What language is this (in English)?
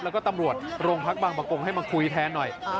Thai